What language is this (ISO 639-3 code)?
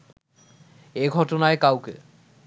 ben